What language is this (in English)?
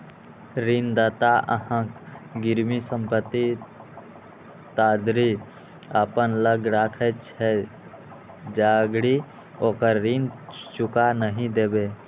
Maithili